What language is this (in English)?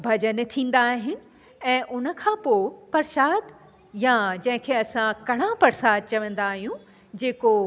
Sindhi